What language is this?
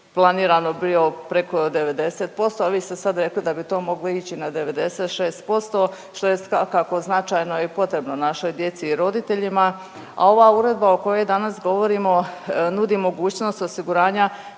Croatian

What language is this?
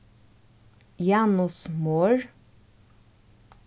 Faroese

